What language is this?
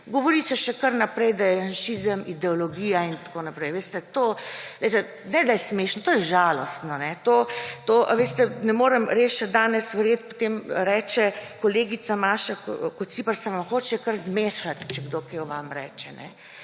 Slovenian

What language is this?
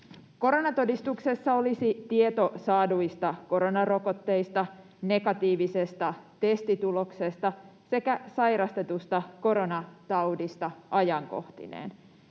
Finnish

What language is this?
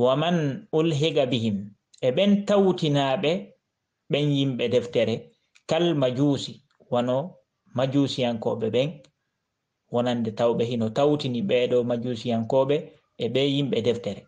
Indonesian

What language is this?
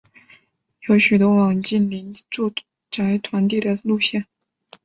Chinese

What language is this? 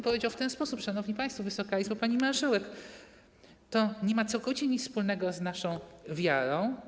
Polish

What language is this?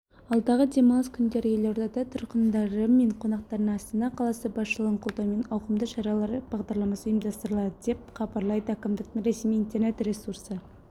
Kazakh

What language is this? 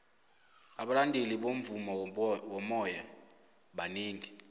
South Ndebele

